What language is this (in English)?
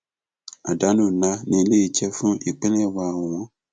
Yoruba